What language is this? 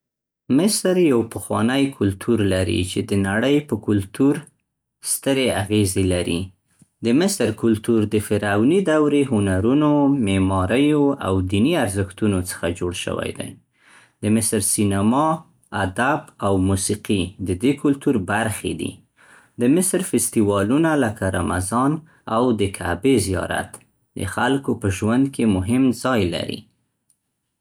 Central Pashto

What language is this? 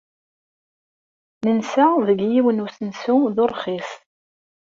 Kabyle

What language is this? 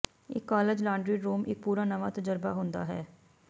Punjabi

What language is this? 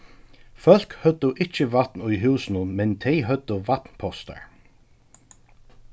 Faroese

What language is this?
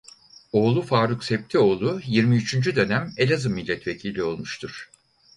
Turkish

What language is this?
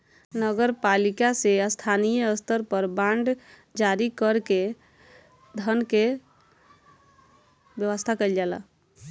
Bhojpuri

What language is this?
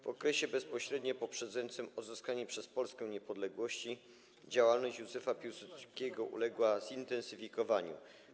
Polish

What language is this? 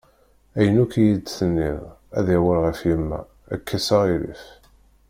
Kabyle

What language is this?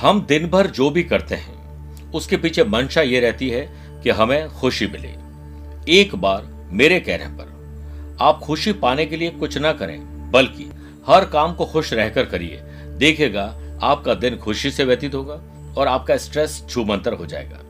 Hindi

